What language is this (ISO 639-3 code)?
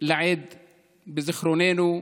heb